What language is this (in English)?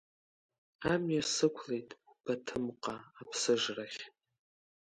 Abkhazian